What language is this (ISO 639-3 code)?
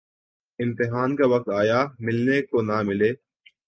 urd